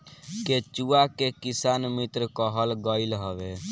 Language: Bhojpuri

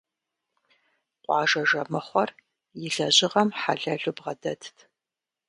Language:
Kabardian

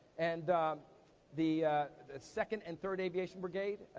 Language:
English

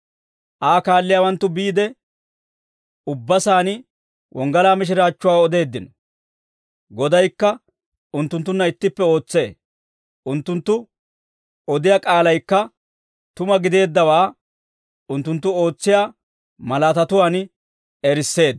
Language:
Dawro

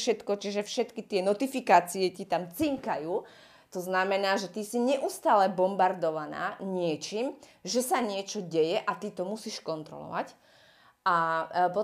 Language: Slovak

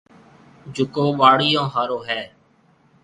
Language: Marwari (Pakistan)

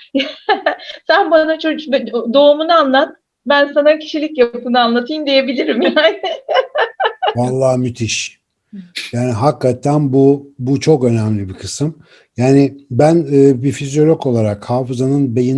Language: Turkish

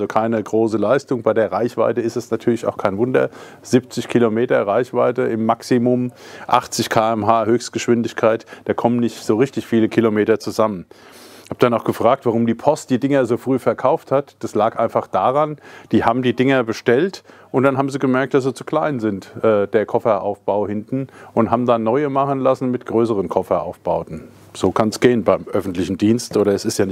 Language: German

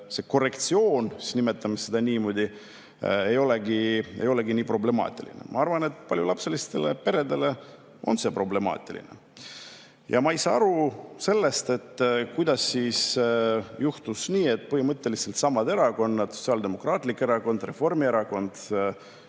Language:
Estonian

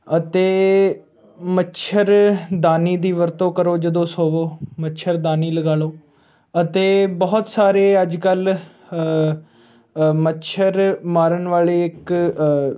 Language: Punjabi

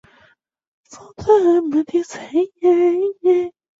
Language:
Chinese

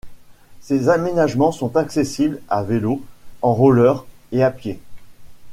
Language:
French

